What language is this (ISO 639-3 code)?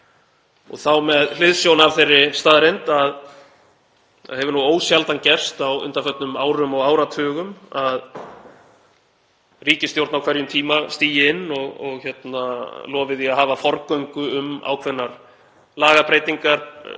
isl